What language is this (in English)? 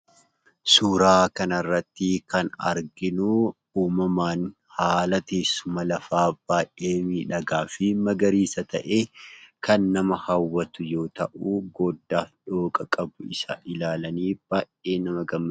Oromo